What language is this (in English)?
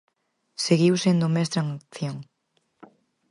Galician